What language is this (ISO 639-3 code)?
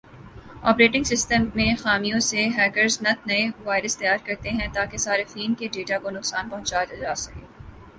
urd